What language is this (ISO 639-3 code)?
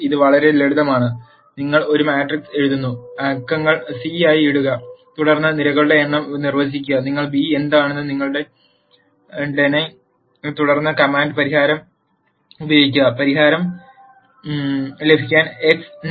mal